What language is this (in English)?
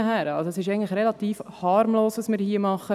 Swiss German